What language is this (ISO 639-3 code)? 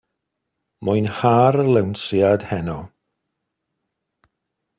cym